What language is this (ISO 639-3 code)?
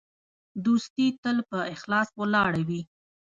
pus